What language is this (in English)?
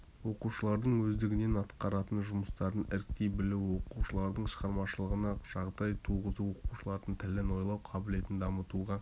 Kazakh